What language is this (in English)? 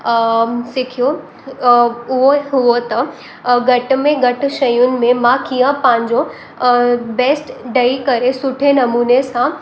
Sindhi